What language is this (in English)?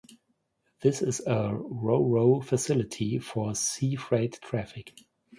English